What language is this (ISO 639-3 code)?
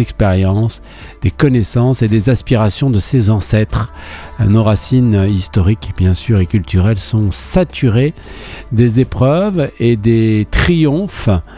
fra